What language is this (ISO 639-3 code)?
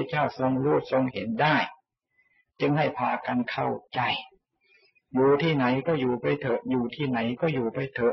tha